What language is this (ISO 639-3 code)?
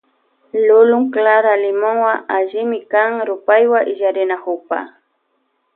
qvj